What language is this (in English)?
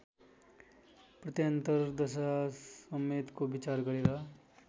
Nepali